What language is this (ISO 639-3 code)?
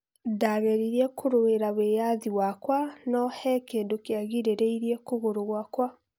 kik